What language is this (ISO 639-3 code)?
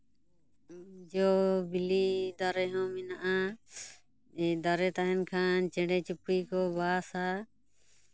sat